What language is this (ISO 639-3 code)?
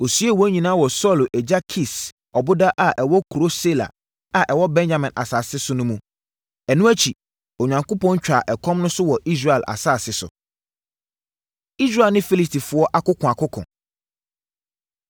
aka